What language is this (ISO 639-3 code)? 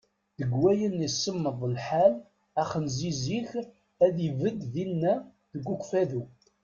kab